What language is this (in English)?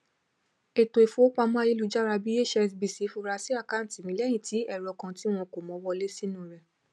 Yoruba